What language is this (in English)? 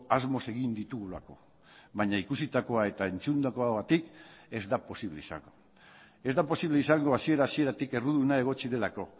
Basque